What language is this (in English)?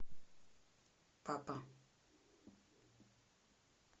Russian